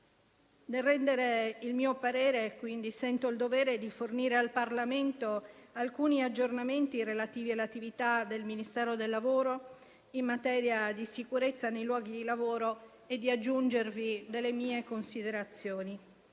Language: Italian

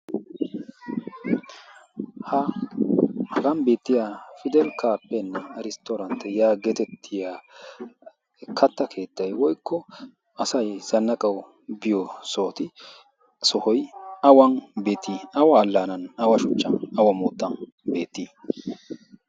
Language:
Wolaytta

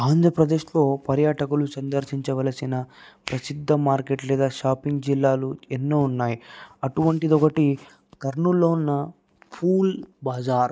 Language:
Telugu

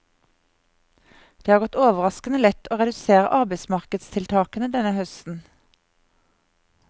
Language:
Norwegian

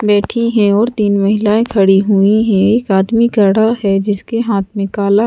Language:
Hindi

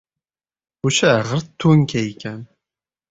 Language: Uzbek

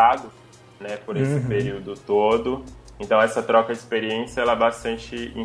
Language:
Portuguese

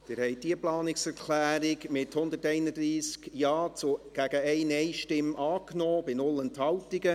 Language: Swiss German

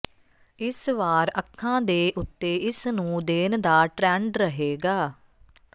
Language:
Punjabi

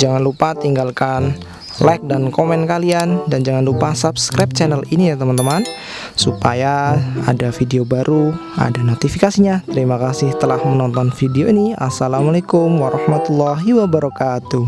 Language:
Indonesian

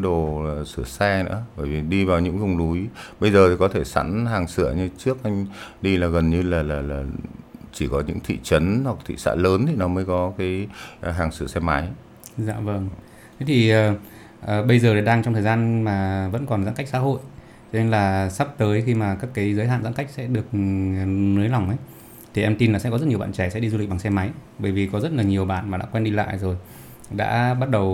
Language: Vietnamese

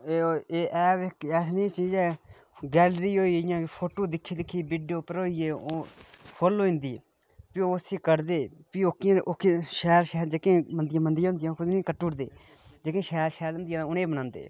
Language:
Dogri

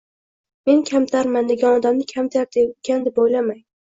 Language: Uzbek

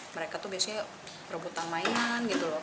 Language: Indonesian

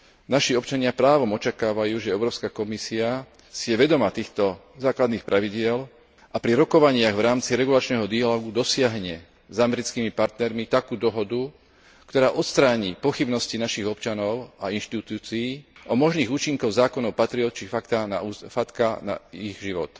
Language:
Slovak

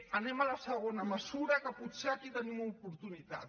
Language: Catalan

